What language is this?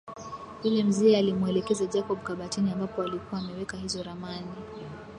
Swahili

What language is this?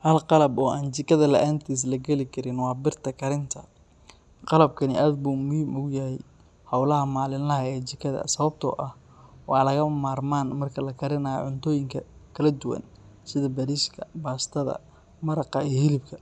Somali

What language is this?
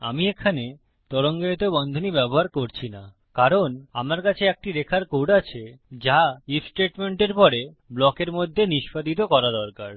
Bangla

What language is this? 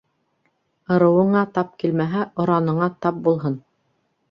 Bashkir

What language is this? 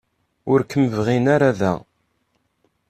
Kabyle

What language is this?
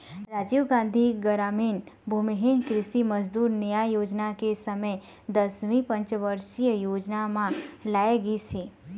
Chhattisgarhi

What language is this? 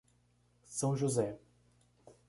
Portuguese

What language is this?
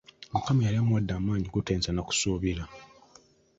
Ganda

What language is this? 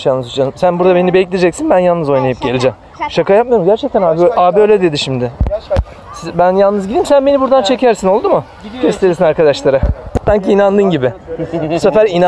Turkish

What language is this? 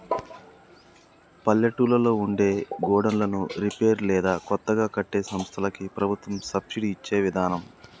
Telugu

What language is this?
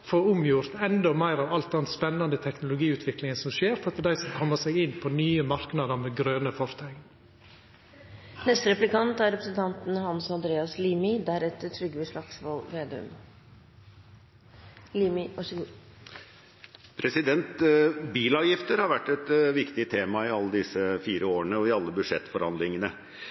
Norwegian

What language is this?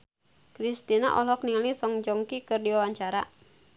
Sundanese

